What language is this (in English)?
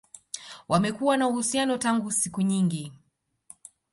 Swahili